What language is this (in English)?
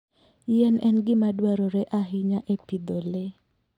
Luo (Kenya and Tanzania)